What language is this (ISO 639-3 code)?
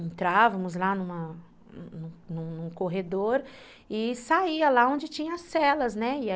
por